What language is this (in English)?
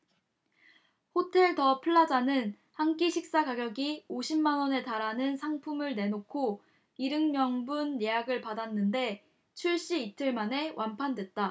Korean